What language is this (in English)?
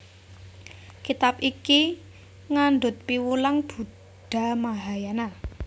Javanese